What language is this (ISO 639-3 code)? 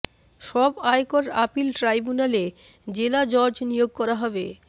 ben